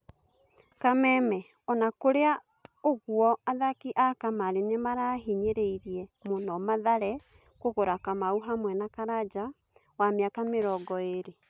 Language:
Kikuyu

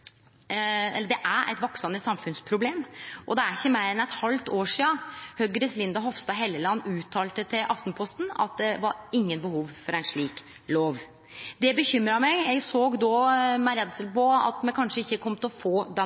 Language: Norwegian Nynorsk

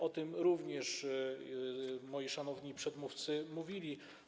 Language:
Polish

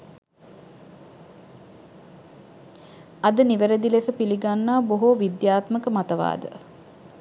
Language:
Sinhala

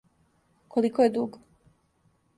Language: Serbian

